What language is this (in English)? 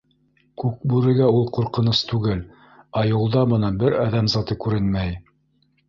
Bashkir